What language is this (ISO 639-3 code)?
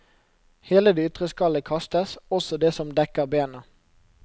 nor